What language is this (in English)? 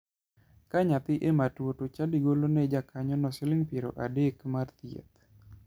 Luo (Kenya and Tanzania)